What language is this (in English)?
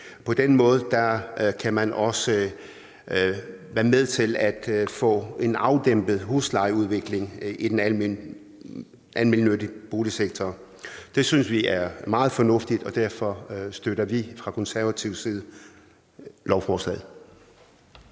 Danish